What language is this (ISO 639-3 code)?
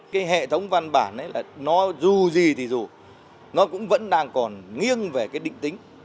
vie